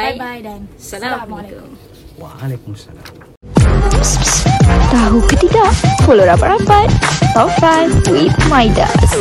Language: Malay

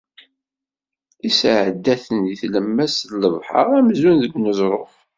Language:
Kabyle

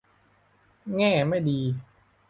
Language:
Thai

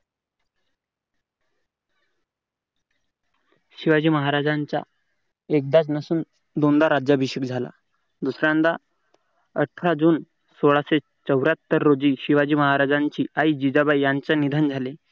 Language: Marathi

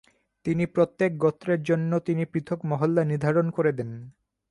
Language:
Bangla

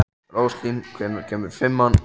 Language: Icelandic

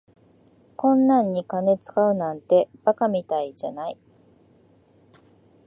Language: Japanese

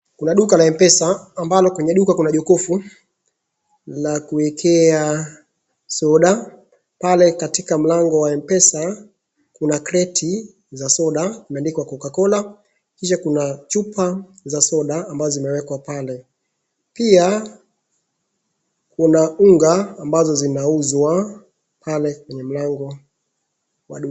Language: Swahili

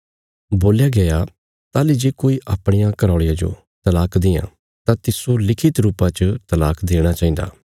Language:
Bilaspuri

